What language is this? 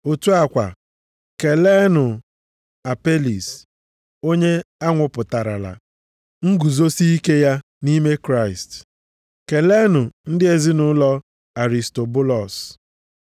Igbo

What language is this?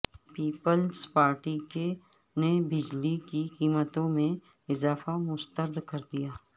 Urdu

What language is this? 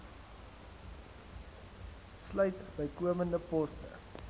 Afrikaans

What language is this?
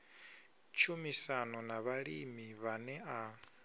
Venda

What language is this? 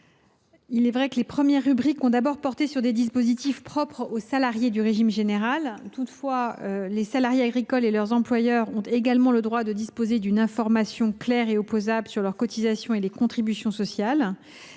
French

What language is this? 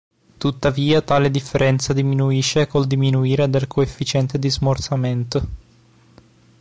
Italian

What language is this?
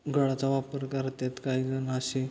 Marathi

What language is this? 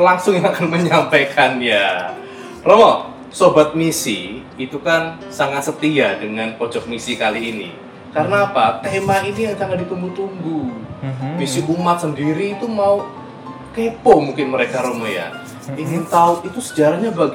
Indonesian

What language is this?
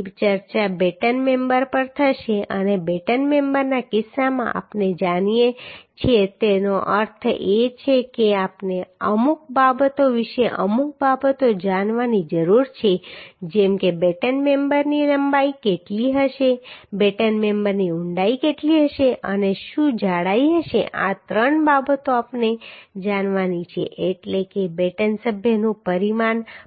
Gujarati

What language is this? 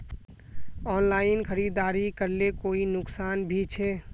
Magahi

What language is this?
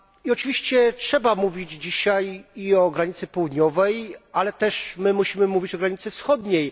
Polish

